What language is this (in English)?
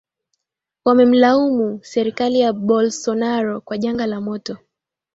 Swahili